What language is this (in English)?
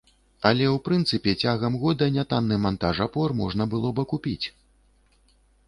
Belarusian